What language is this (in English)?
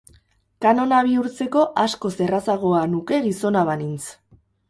Basque